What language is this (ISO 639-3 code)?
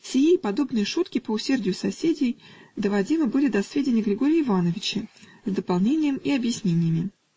rus